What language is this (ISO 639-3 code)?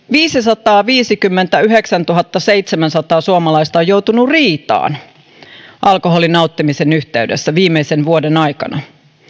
fin